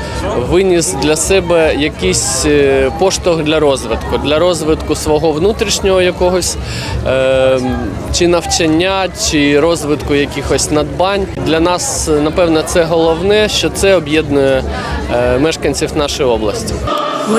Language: Ukrainian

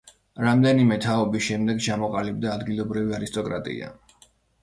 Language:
Georgian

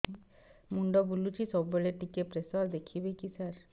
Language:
Odia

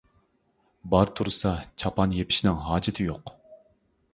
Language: Uyghur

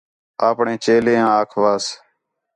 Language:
Khetrani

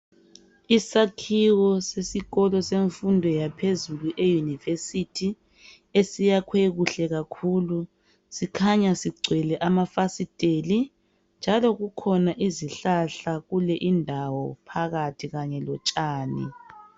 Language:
North Ndebele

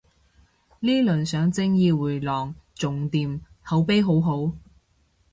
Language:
Cantonese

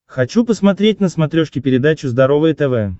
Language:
Russian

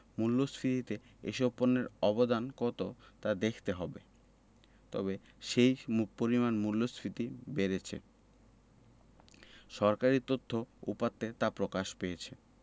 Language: Bangla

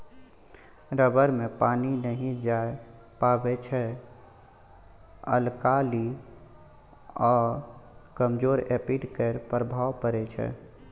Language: Maithili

